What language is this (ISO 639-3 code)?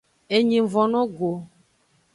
ajg